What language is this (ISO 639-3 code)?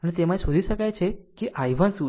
guj